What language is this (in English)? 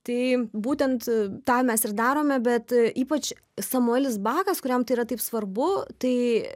Lithuanian